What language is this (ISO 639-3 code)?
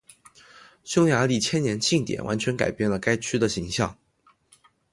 zho